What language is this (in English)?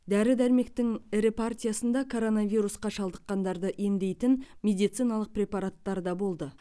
Kazakh